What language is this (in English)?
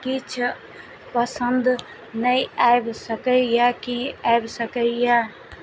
Maithili